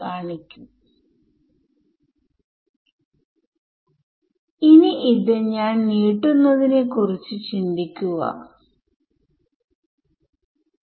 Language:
Malayalam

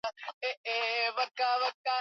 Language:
Swahili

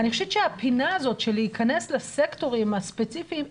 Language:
Hebrew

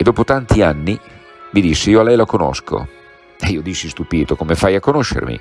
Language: Italian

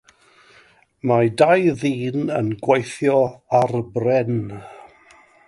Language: Welsh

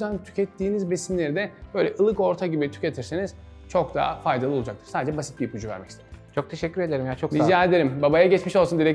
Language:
Turkish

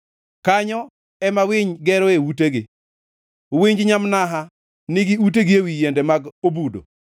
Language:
Luo (Kenya and Tanzania)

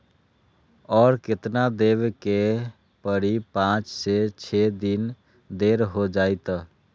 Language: Magahi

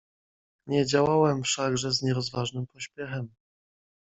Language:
Polish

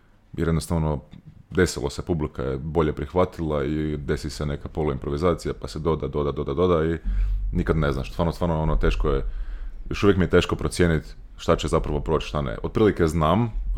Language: Croatian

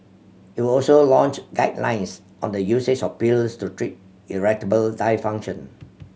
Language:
English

